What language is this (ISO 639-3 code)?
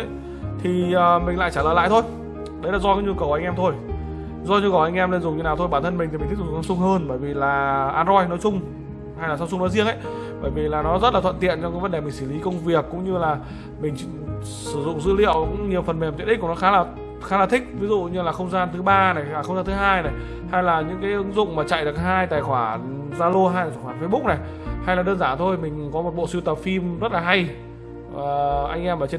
vie